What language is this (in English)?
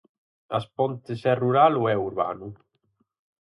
Galician